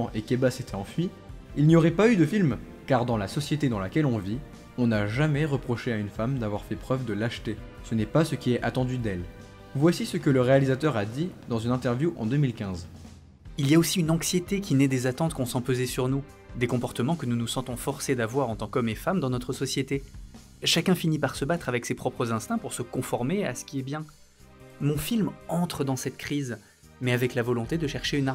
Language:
French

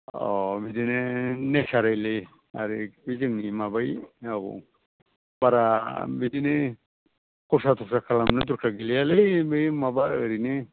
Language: Bodo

